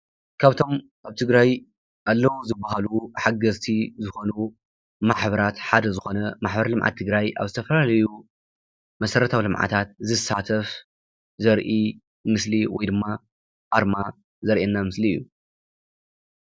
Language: Tigrinya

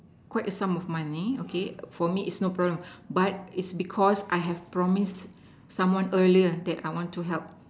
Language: English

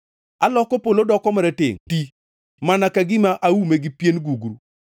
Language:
Luo (Kenya and Tanzania)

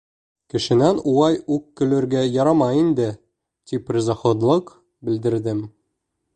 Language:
Bashkir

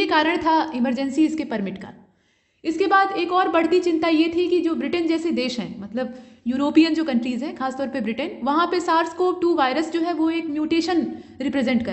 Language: Hindi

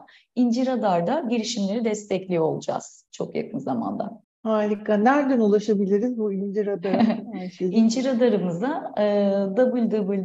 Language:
Turkish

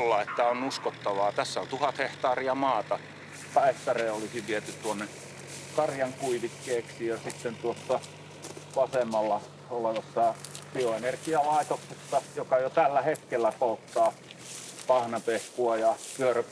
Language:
Finnish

